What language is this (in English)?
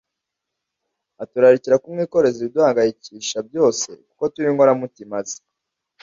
Kinyarwanda